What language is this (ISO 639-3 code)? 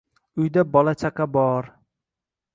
uzb